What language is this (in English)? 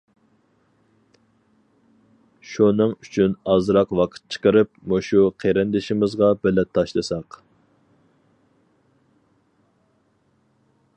Uyghur